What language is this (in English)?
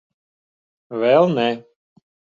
Latvian